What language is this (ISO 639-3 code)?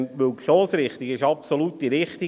gsw